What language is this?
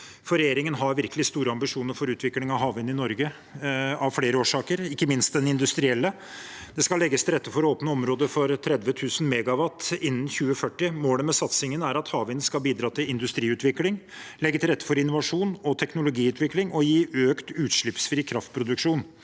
Norwegian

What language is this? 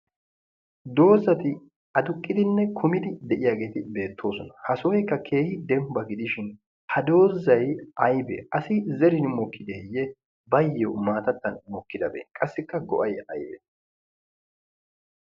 Wolaytta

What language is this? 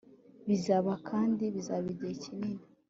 Kinyarwanda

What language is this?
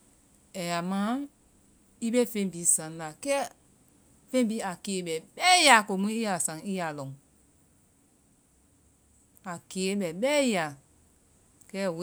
Vai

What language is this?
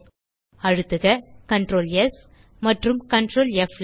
Tamil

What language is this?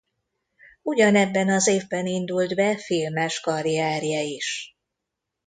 Hungarian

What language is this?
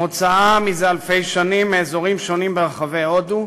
Hebrew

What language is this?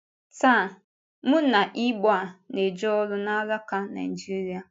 Igbo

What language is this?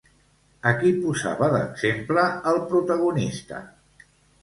Catalan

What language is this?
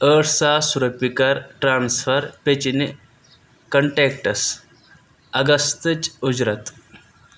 Kashmiri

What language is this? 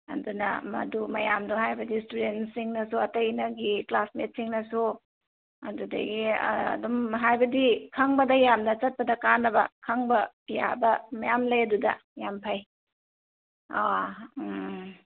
Manipuri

